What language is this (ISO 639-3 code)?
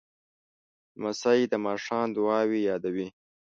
pus